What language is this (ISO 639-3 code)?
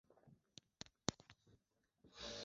swa